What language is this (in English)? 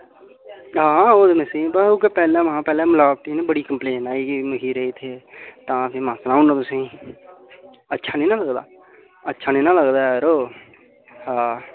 Dogri